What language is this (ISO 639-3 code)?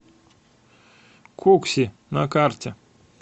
rus